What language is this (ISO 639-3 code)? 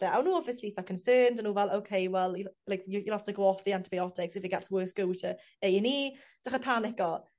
cym